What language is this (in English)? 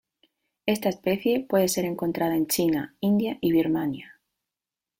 Spanish